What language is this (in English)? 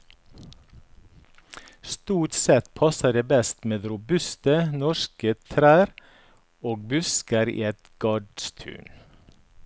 Norwegian